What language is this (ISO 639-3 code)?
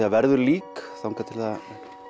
isl